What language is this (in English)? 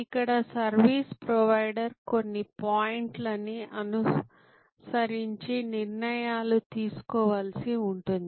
Telugu